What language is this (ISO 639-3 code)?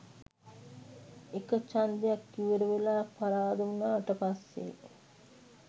sin